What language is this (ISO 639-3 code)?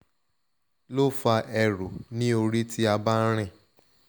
yor